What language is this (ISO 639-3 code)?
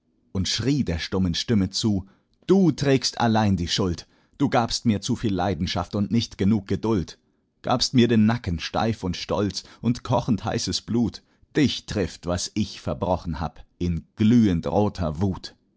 deu